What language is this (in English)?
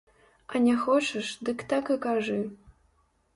Belarusian